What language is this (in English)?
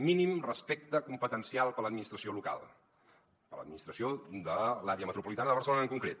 Catalan